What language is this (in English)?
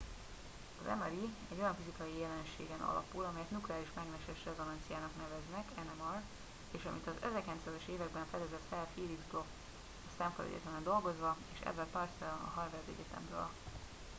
Hungarian